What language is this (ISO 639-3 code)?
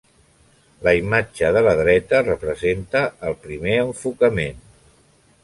cat